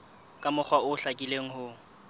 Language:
Southern Sotho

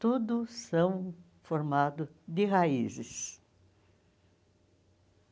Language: Portuguese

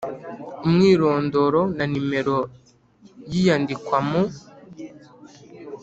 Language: Kinyarwanda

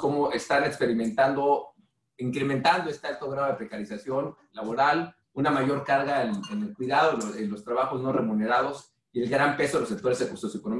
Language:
Spanish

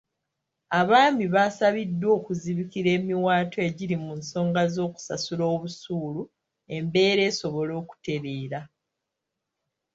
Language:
Ganda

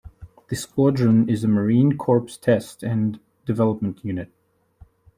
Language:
English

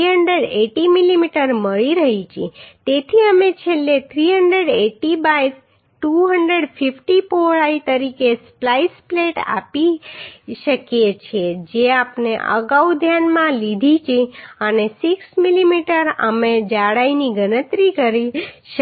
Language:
Gujarati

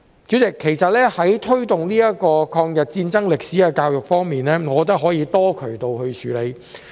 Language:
Cantonese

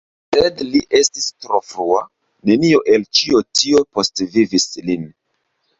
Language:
Esperanto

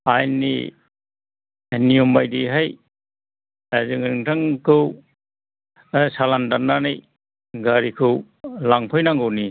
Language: Bodo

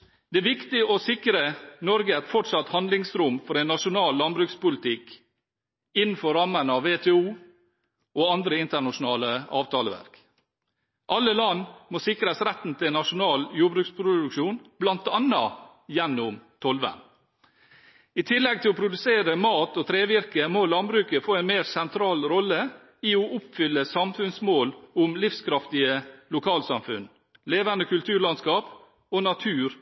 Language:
Norwegian Bokmål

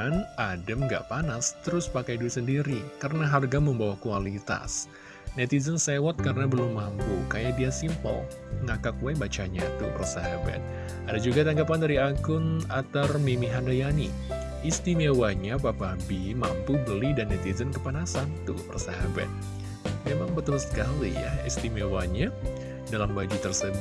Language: Indonesian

